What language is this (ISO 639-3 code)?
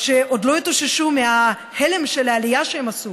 heb